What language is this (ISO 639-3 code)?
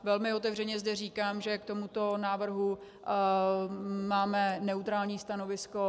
ces